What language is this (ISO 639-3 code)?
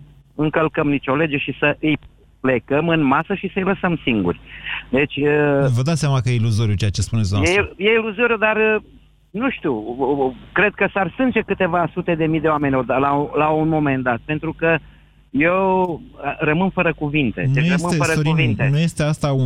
ron